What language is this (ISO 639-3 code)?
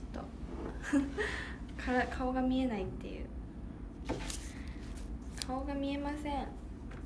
jpn